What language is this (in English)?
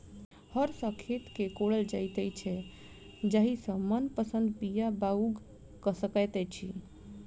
Maithili